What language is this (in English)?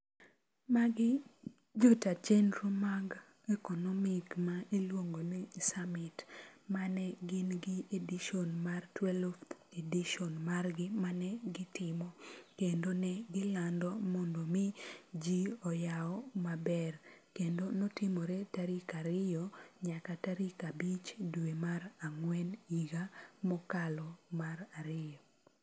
Luo (Kenya and Tanzania)